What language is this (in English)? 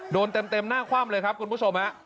Thai